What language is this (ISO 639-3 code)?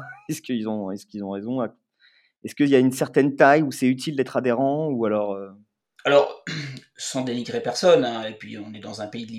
fra